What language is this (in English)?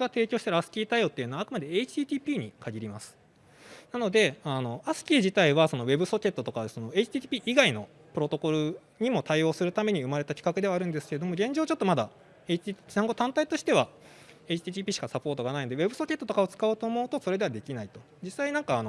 Japanese